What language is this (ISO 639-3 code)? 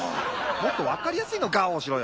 jpn